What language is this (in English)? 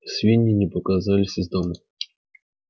Russian